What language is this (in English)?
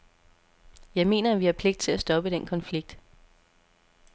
Danish